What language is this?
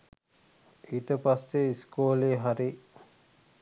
Sinhala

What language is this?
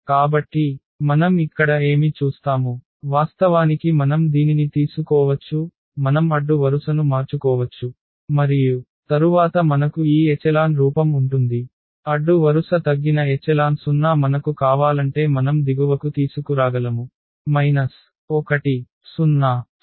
Telugu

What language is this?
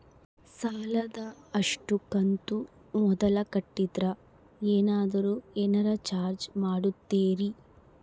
Kannada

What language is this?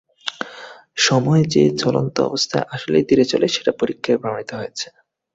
Bangla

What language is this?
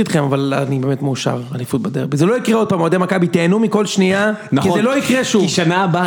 Hebrew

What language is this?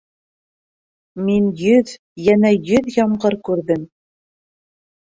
Bashkir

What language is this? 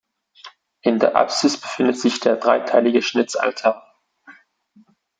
German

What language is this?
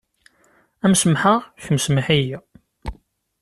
Kabyle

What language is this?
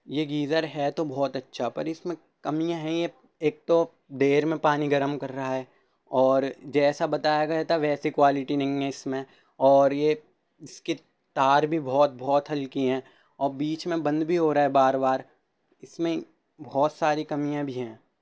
Urdu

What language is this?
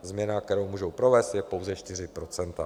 Czech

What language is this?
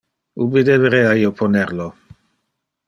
Interlingua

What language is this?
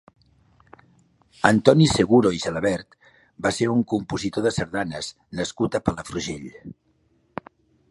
Catalan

